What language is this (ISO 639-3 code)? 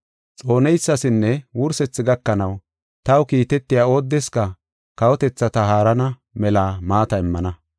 gof